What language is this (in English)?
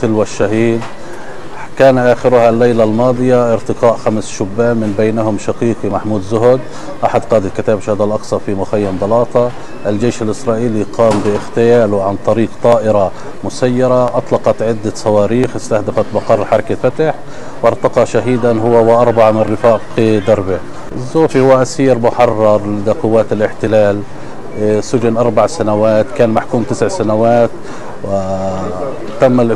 Arabic